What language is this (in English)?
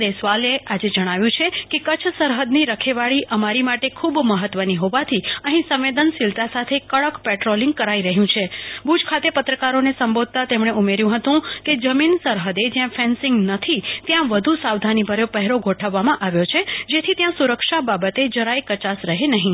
Gujarati